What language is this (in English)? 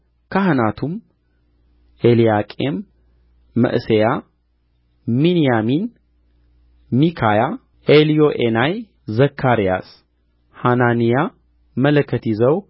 Amharic